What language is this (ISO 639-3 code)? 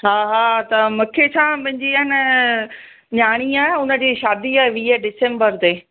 snd